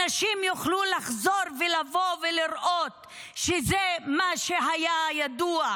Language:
Hebrew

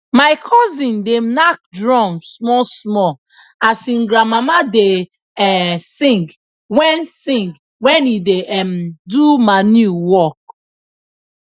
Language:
Nigerian Pidgin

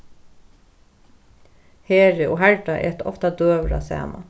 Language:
Faroese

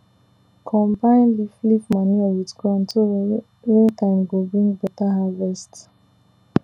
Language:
Nigerian Pidgin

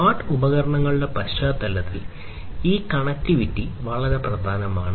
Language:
Malayalam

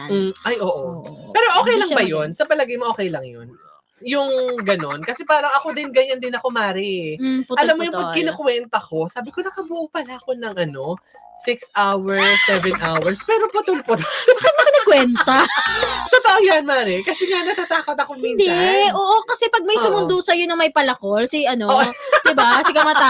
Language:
Filipino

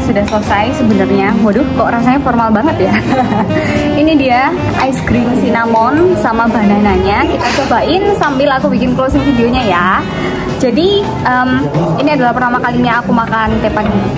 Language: Indonesian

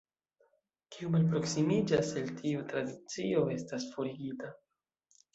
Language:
Esperanto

